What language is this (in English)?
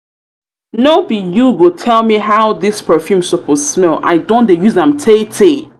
Nigerian Pidgin